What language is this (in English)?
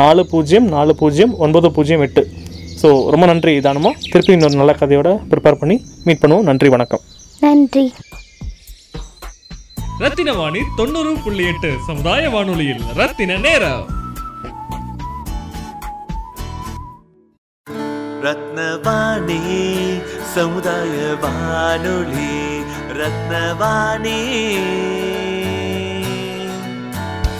Tamil